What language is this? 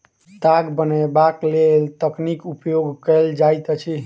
Maithili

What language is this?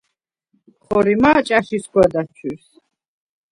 Svan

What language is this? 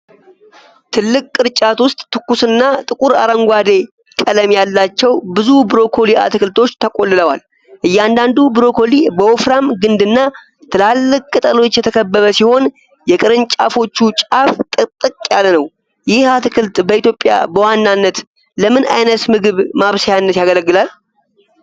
Amharic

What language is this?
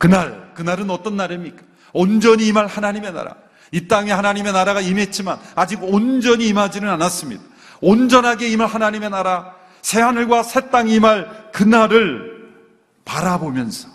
Korean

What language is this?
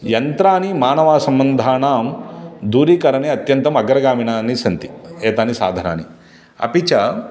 Sanskrit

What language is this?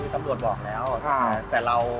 Thai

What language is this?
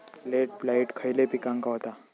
Marathi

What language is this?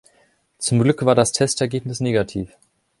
German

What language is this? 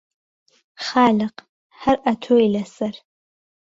Central Kurdish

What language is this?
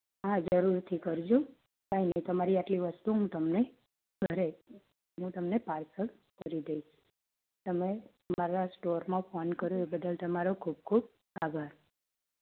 Gujarati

